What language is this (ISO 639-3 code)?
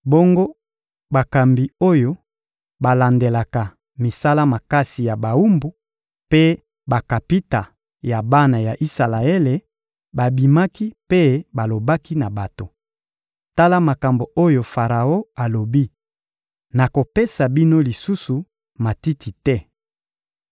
lin